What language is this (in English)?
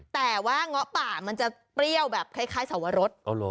Thai